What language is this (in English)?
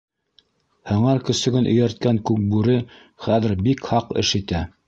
Bashkir